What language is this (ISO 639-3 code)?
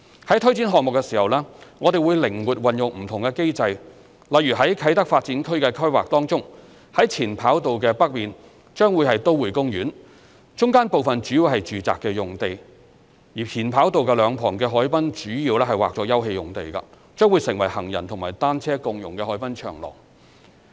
yue